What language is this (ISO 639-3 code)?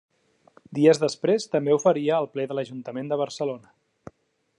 cat